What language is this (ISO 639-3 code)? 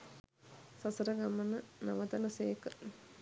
sin